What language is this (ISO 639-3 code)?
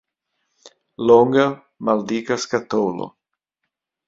epo